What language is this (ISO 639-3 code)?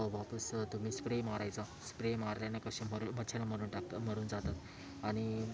mar